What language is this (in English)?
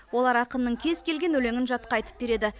Kazakh